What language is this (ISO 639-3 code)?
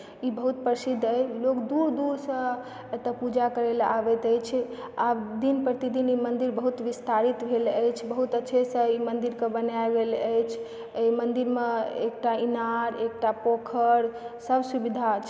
mai